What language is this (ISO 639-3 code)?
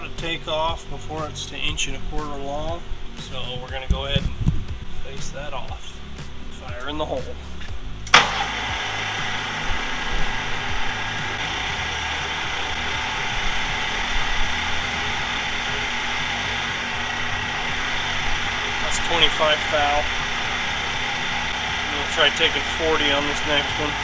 eng